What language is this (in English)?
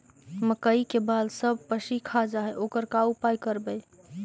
Magahi